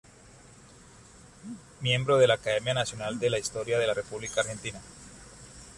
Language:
Spanish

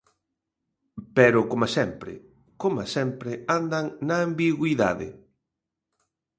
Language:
Galician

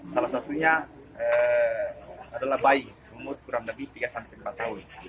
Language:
Indonesian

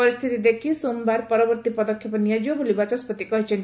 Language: Odia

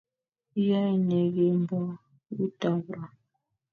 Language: Kalenjin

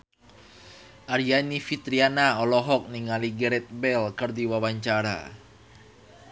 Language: Sundanese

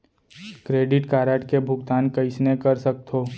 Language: Chhattisgarhi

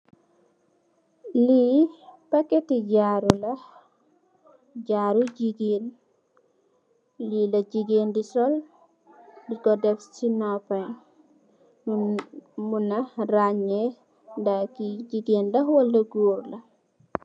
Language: Wolof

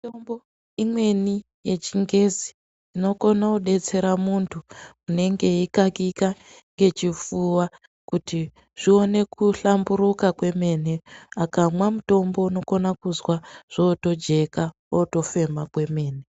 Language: Ndau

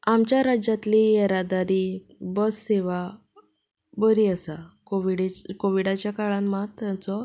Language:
Konkani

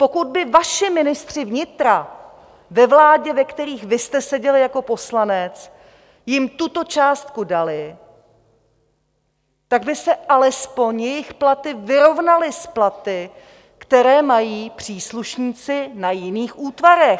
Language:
Czech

